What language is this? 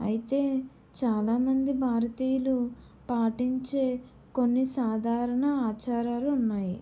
Telugu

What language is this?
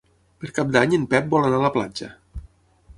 Catalan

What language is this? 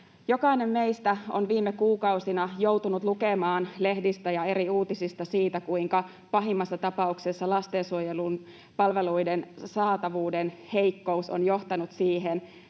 Finnish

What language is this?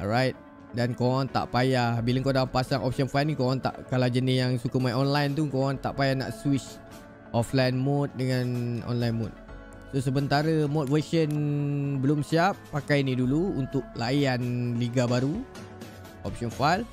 Malay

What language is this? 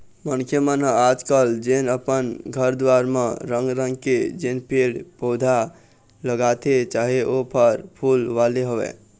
Chhattisgarhi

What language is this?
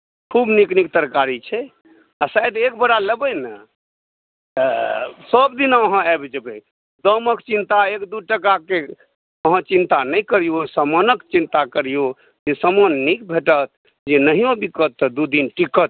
Maithili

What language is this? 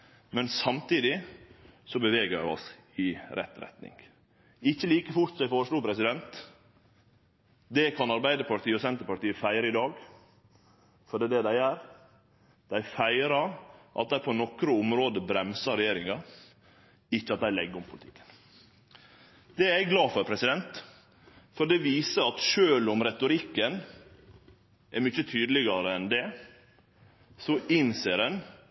Norwegian Nynorsk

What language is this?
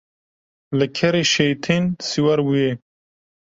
Kurdish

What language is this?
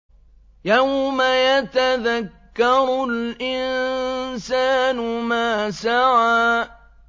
Arabic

